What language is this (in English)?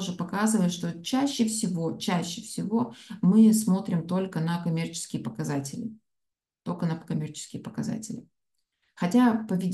Russian